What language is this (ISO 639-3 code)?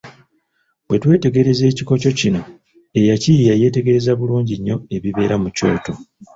lug